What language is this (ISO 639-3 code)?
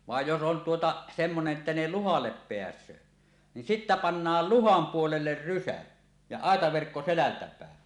fin